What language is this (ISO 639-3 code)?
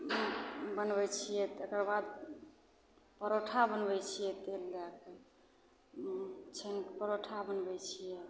mai